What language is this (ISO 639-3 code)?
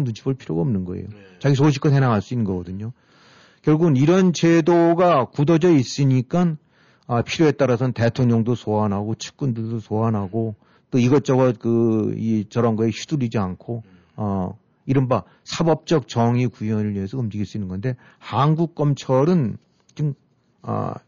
kor